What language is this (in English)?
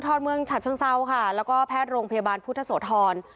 Thai